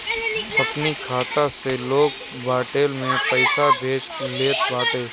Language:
Bhojpuri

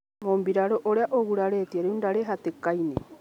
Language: Kikuyu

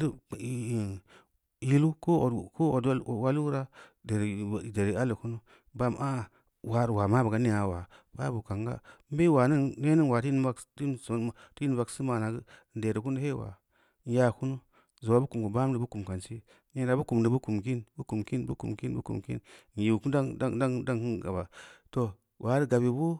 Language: Samba Leko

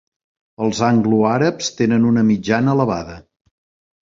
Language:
Catalan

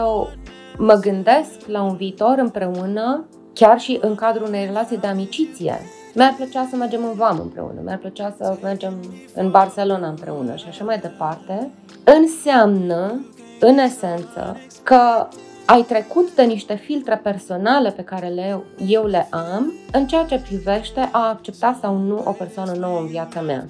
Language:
Romanian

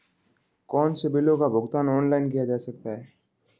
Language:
Hindi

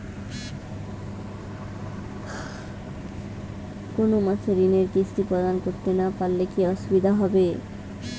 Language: Bangla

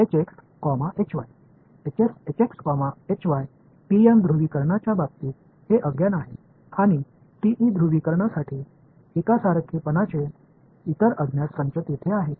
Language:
Marathi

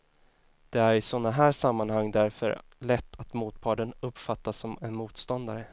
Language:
Swedish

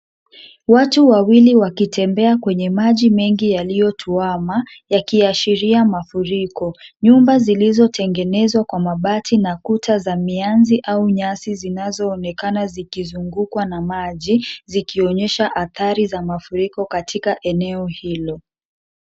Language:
Swahili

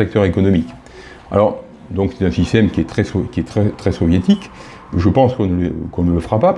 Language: French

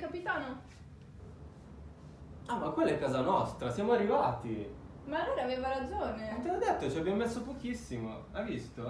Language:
Italian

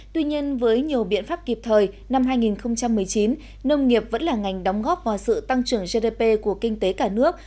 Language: Vietnamese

